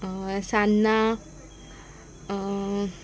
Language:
Konkani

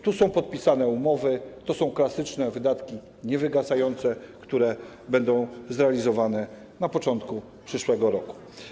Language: Polish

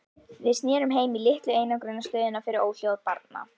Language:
Icelandic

